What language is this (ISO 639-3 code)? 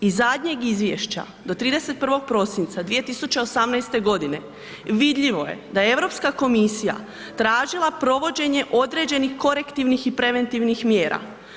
hrv